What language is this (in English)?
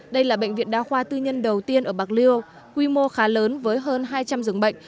Vietnamese